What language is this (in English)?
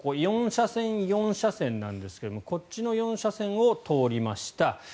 Japanese